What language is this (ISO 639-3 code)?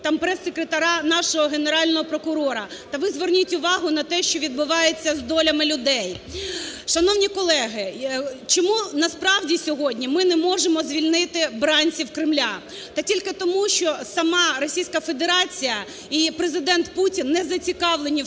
ukr